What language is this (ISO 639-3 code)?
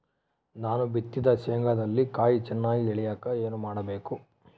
kan